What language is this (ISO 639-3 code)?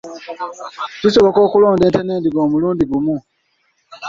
lug